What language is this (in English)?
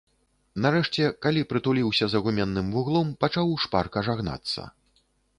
Belarusian